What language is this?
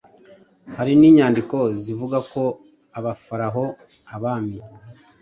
Kinyarwanda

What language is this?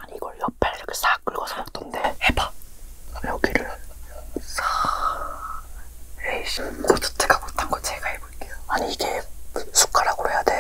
Korean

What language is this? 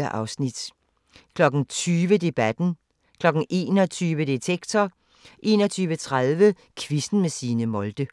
Danish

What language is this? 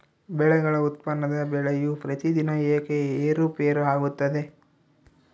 Kannada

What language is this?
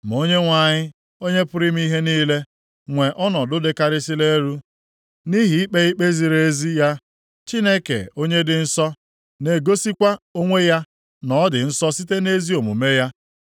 Igbo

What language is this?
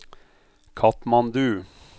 Norwegian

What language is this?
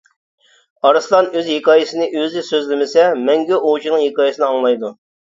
Uyghur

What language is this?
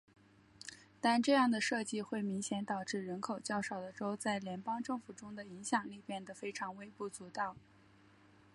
Chinese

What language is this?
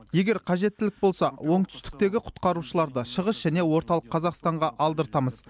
Kazakh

